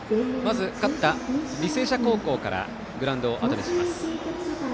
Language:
Japanese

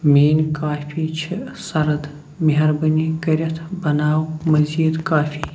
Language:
Kashmiri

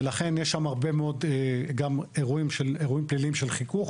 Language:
Hebrew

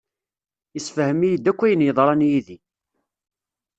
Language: Kabyle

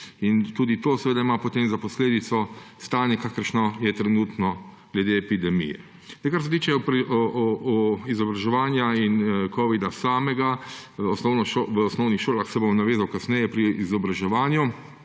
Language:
Slovenian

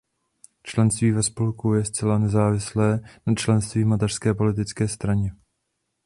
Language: Czech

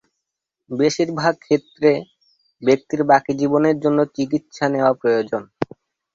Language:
Bangla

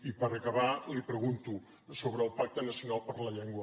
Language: Catalan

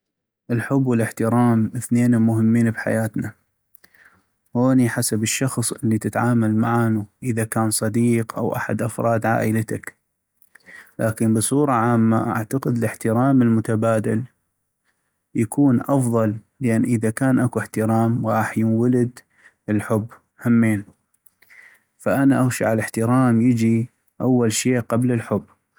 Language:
North Mesopotamian Arabic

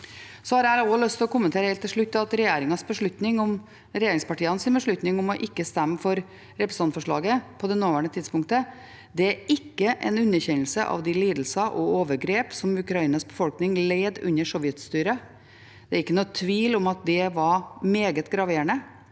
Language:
Norwegian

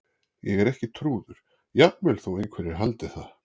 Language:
Icelandic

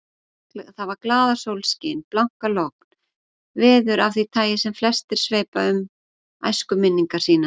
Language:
Icelandic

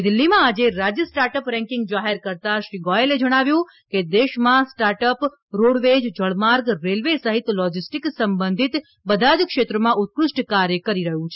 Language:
Gujarati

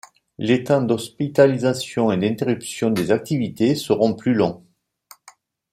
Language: French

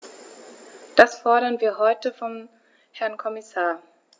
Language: German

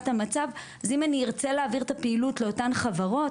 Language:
Hebrew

